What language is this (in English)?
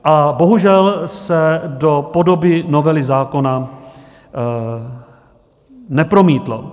Czech